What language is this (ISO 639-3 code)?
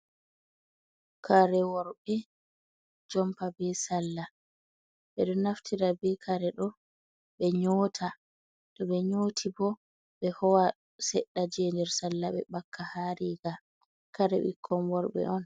ful